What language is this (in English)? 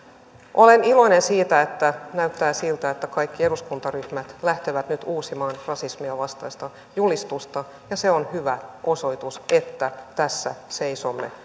Finnish